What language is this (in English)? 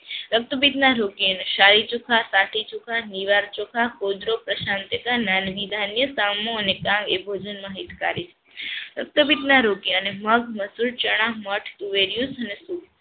Gujarati